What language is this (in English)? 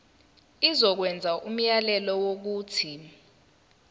Zulu